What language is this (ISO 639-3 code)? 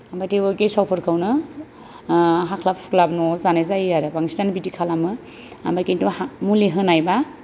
brx